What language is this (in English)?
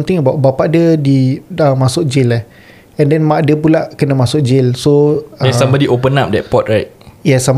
Malay